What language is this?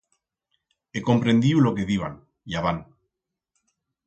Aragonese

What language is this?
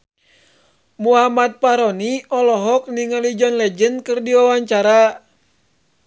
Sundanese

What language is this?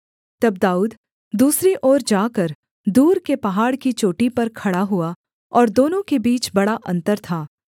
Hindi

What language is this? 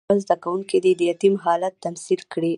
Pashto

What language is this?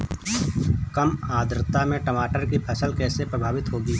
Hindi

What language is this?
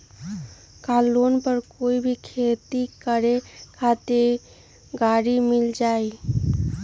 Magahi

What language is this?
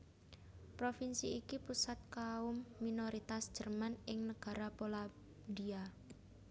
Javanese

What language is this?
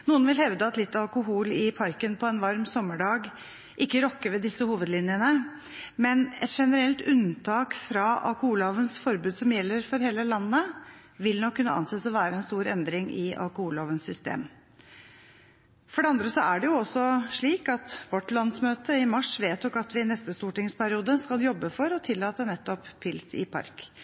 Norwegian Bokmål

